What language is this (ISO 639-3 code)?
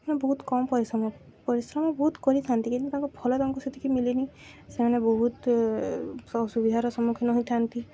ori